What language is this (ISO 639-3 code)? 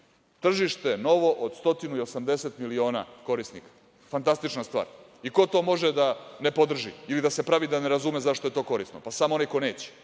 srp